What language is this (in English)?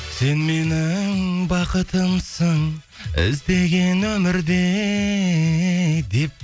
Kazakh